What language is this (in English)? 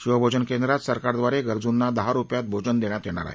Marathi